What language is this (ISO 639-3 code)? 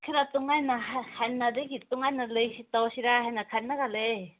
mni